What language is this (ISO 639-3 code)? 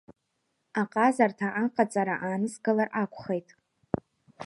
abk